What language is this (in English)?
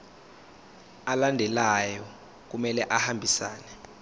Zulu